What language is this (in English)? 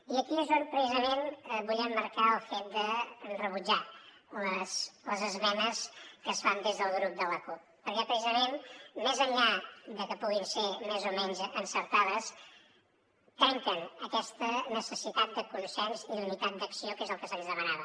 Catalan